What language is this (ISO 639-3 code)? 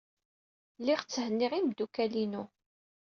kab